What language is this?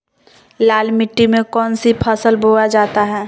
Magahi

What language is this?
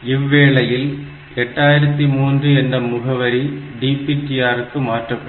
Tamil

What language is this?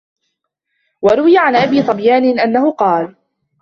Arabic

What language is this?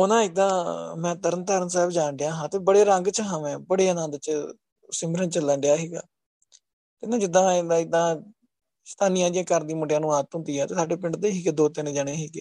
Punjabi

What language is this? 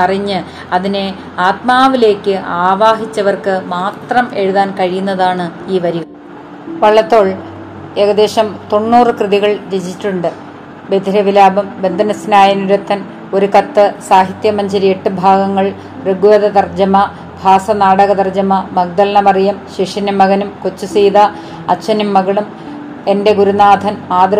Malayalam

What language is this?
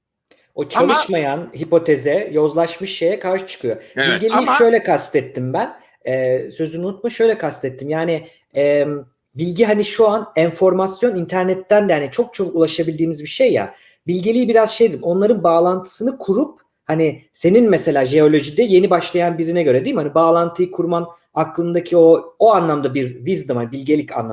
Turkish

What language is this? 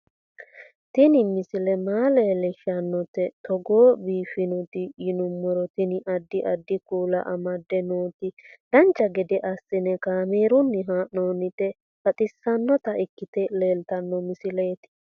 Sidamo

